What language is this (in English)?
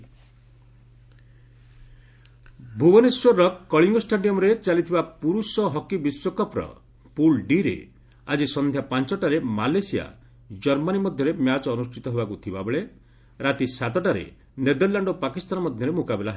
Odia